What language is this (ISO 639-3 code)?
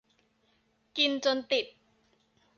tha